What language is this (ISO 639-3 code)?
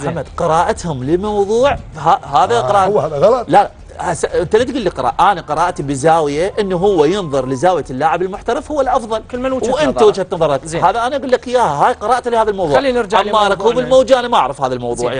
ara